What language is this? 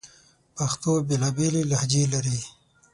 Pashto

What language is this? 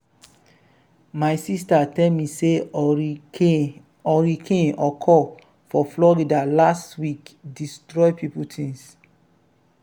Nigerian Pidgin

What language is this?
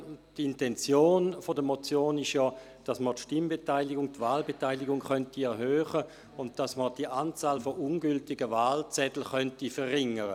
Swiss German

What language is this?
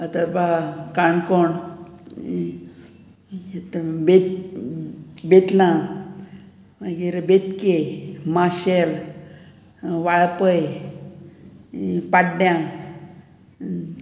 Konkani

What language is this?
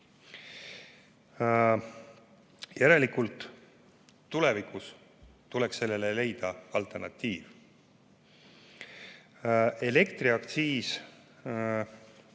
Estonian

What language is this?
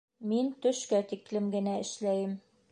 Bashkir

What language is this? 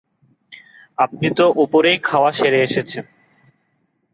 Bangla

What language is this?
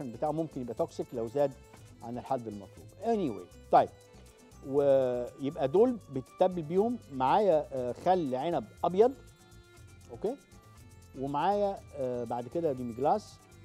Arabic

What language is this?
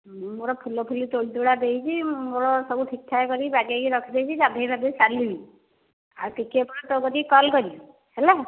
Odia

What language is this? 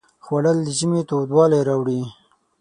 Pashto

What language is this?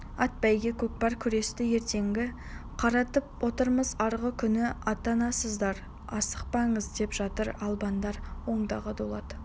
Kazakh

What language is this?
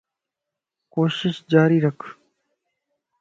Lasi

